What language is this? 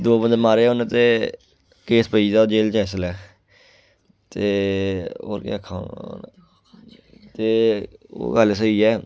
Dogri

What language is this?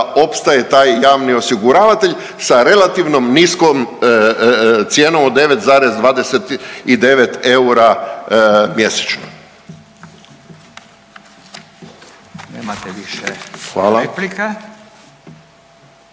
Croatian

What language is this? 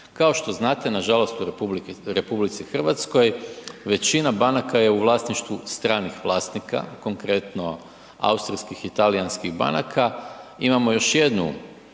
Croatian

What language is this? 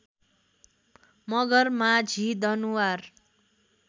Nepali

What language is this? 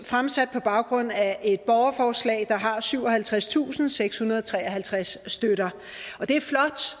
Danish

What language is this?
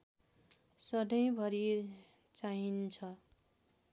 Nepali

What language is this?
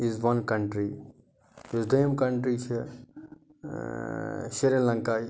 Kashmiri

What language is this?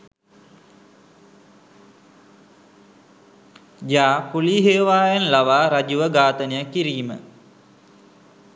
Sinhala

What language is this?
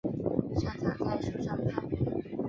Chinese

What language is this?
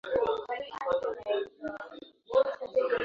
Swahili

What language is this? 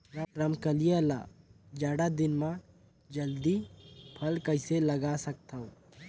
Chhattisgarhi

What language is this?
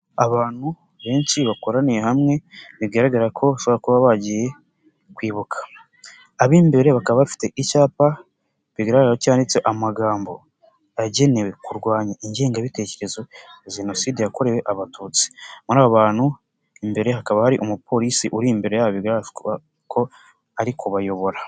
Kinyarwanda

